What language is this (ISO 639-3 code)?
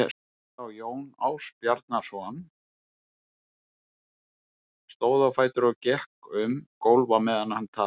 isl